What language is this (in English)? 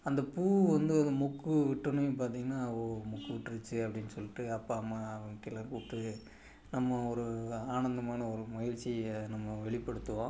Tamil